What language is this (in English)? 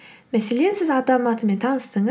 Kazakh